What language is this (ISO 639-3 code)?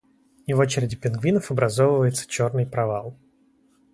rus